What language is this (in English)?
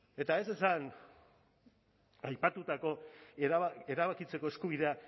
Basque